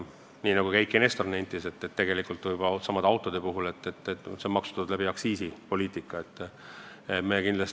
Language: Estonian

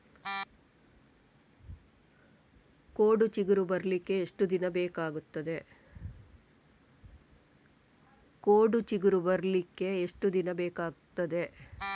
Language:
Kannada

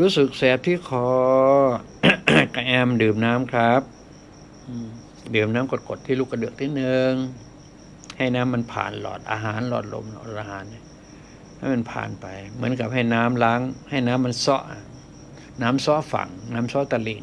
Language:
Thai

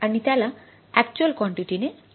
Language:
Marathi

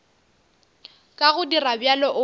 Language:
Northern Sotho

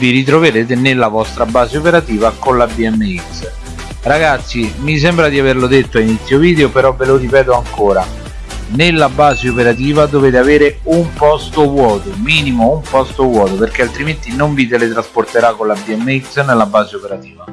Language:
Italian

